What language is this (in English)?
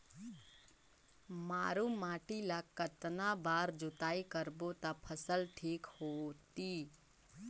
Chhattisgarhi